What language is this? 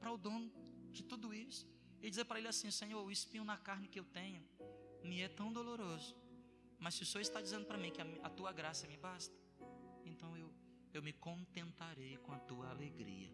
Portuguese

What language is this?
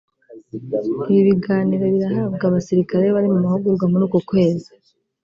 Kinyarwanda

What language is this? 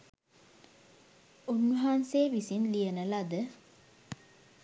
Sinhala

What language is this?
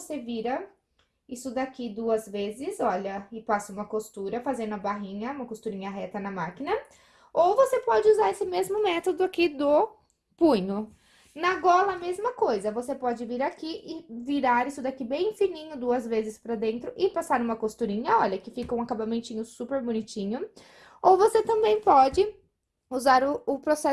Portuguese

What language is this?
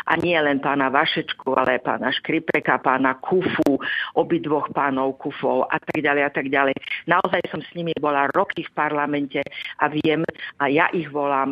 Czech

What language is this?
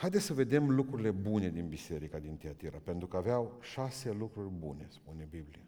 Romanian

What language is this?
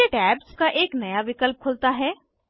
Hindi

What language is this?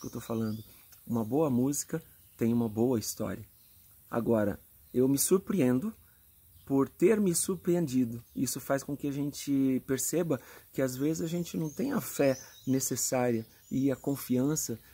Portuguese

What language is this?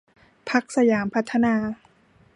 Thai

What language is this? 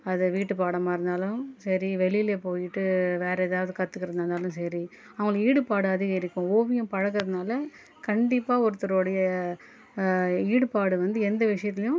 Tamil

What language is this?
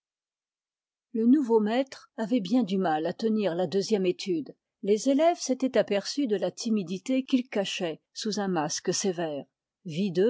French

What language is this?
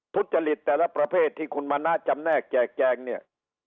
Thai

